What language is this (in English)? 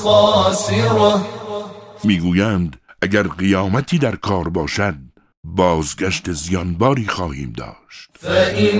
Persian